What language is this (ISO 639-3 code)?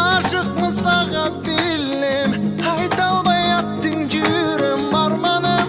tur